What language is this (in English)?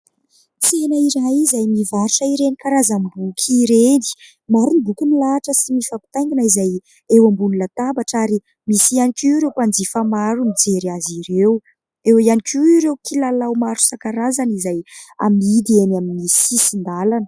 Malagasy